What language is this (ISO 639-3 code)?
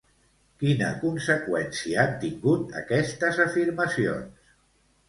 cat